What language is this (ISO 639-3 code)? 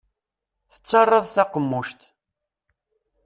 kab